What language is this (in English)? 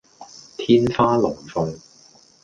Cantonese